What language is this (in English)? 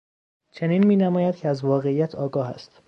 Persian